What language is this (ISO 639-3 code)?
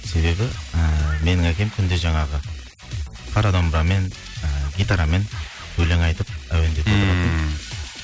kaz